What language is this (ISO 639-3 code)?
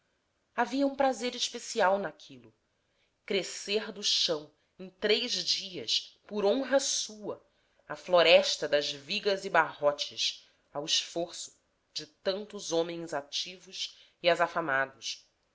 por